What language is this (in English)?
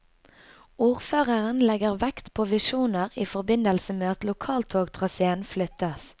Norwegian